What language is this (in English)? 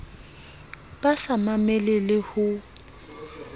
Southern Sotho